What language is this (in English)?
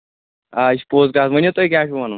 Kashmiri